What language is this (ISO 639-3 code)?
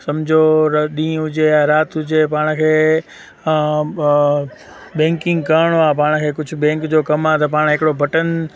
snd